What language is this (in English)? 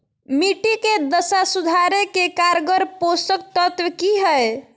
Magahi